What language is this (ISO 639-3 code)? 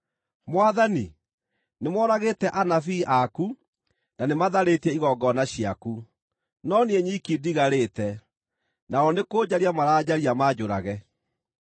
kik